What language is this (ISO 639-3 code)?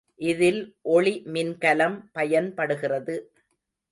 tam